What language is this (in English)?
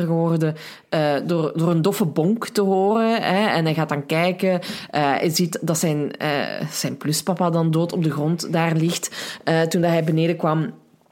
Dutch